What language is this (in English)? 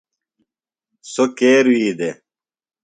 Phalura